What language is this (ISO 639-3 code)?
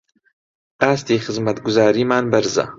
ckb